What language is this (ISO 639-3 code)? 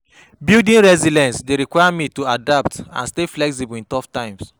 pcm